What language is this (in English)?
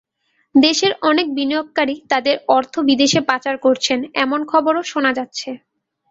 Bangla